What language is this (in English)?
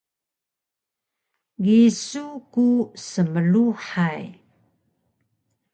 Taroko